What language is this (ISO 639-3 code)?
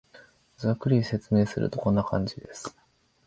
jpn